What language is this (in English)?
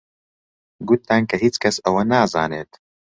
Central Kurdish